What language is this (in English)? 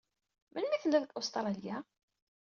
Kabyle